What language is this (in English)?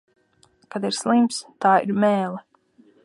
Latvian